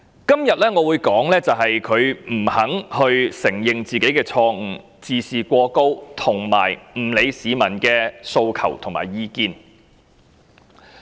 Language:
Cantonese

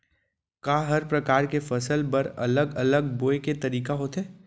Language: Chhattisgarhi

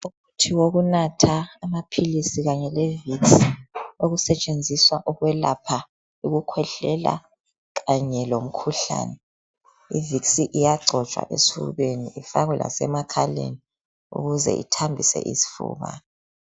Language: North Ndebele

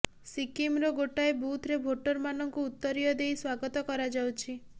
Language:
Odia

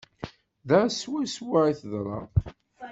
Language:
Kabyle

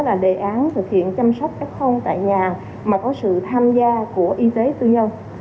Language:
Vietnamese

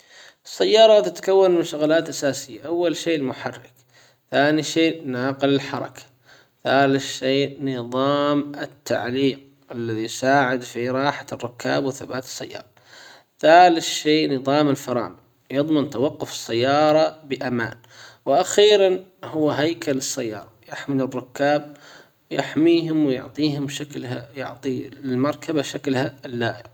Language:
Hijazi Arabic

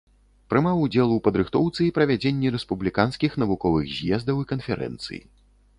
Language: Belarusian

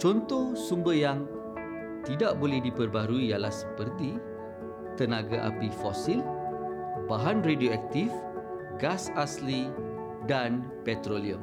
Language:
Malay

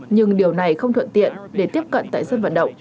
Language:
Vietnamese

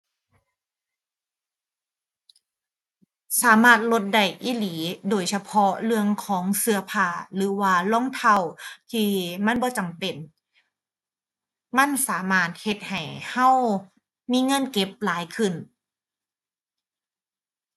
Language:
Thai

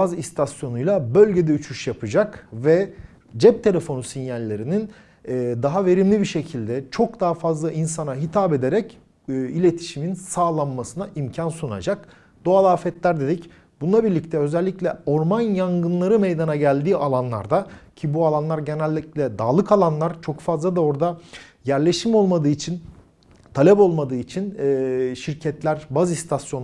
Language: Turkish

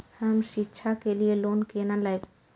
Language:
Maithili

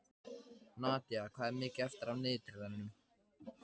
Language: Icelandic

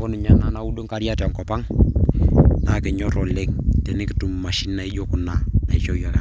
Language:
Masai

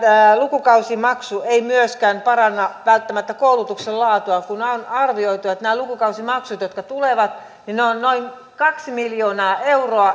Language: Finnish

